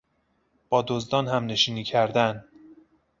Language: Persian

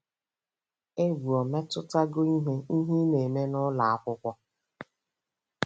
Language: Igbo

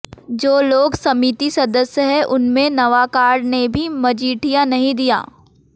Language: Hindi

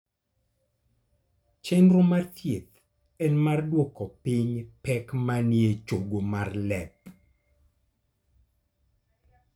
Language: Luo (Kenya and Tanzania)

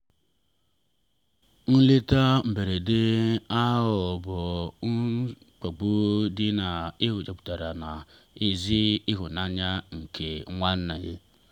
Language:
Igbo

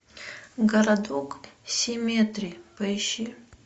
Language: Russian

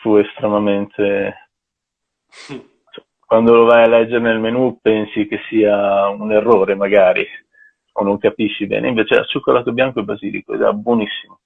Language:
Italian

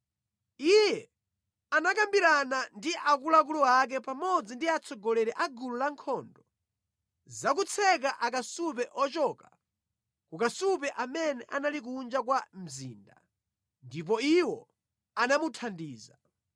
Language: Nyanja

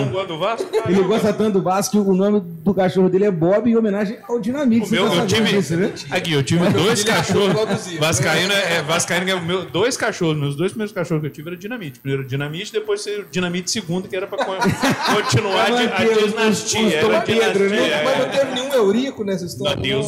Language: Portuguese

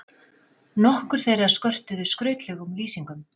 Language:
Icelandic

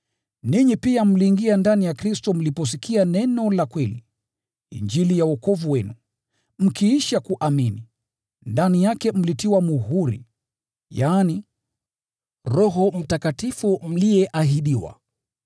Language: Swahili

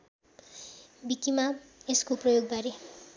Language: Nepali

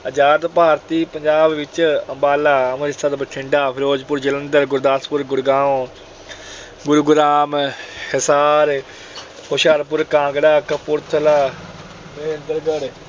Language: Punjabi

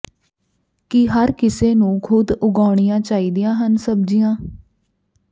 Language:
Punjabi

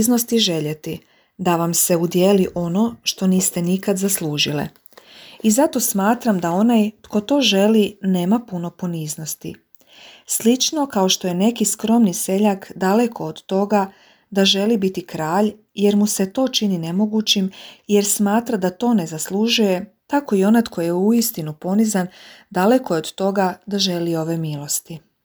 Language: Croatian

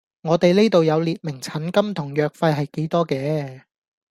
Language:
Cantonese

